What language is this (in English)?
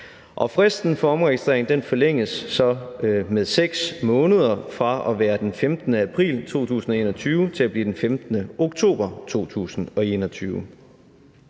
Danish